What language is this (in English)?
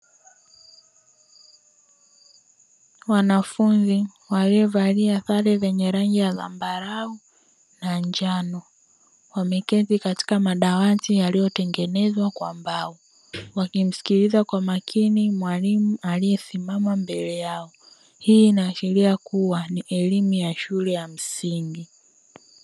Swahili